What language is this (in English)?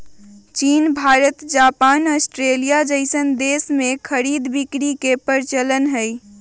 Magahi